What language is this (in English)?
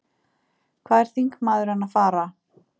Icelandic